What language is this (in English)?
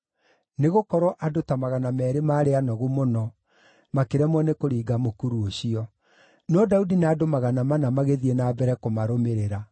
Kikuyu